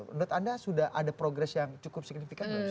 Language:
Indonesian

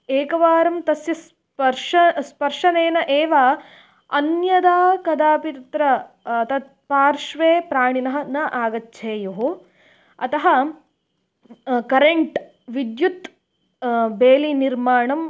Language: Sanskrit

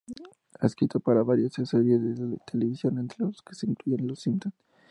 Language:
Spanish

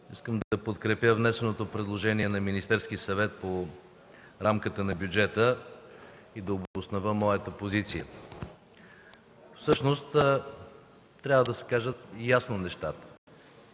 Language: Bulgarian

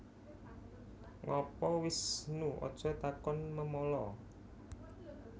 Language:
Javanese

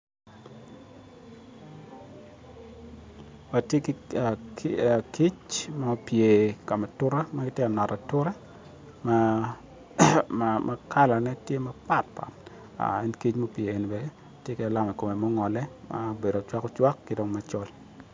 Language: Acoli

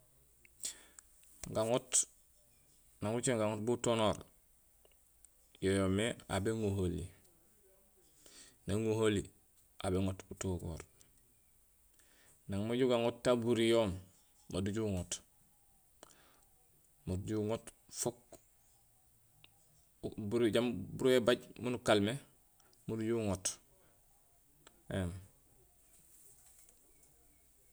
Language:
Gusilay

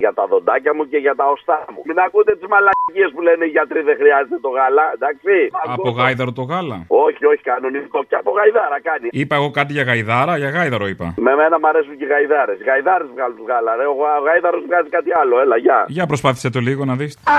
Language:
Greek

